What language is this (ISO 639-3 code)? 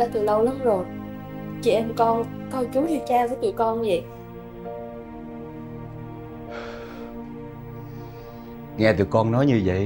vie